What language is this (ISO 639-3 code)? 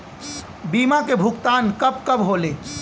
bho